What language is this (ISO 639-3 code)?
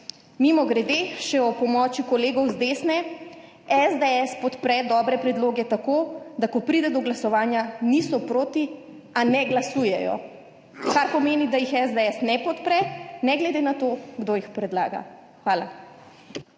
slv